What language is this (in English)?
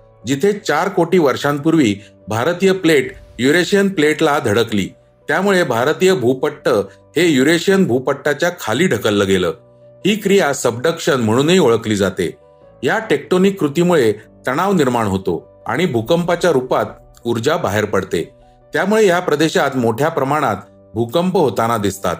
Marathi